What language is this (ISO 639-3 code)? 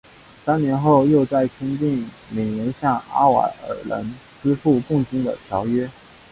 zho